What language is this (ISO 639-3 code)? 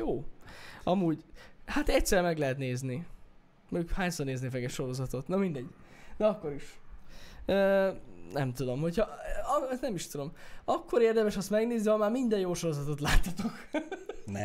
hun